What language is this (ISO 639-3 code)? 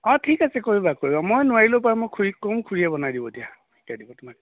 asm